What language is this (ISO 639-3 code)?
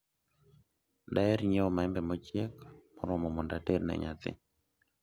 luo